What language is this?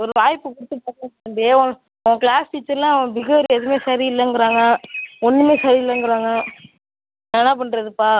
Tamil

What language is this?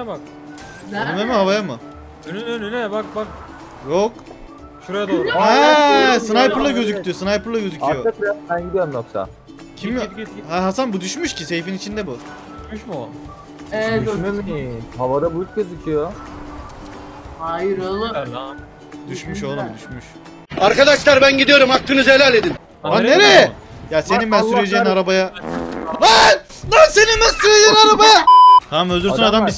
Turkish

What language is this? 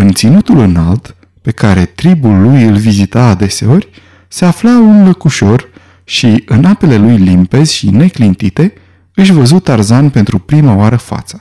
Romanian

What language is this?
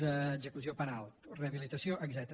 Catalan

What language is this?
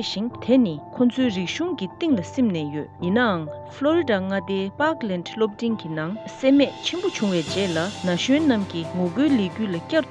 Korean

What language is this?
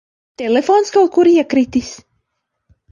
Latvian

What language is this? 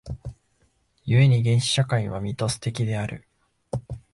Japanese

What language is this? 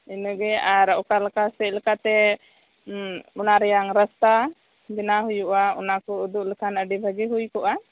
Santali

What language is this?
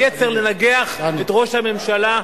Hebrew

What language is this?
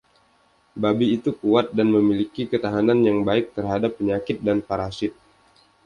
Indonesian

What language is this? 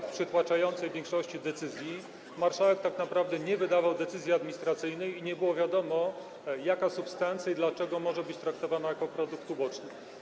Polish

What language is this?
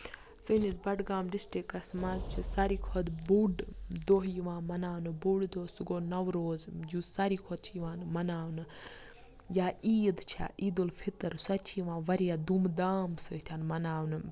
Kashmiri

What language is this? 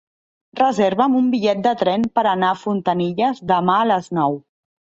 Catalan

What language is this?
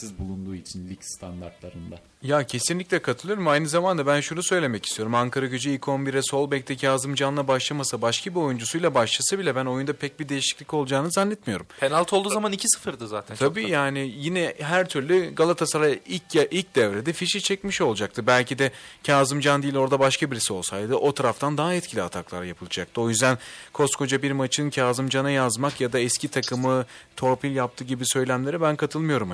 Turkish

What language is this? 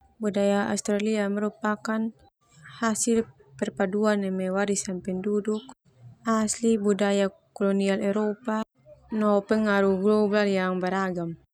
Termanu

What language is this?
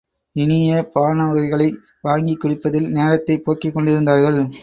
Tamil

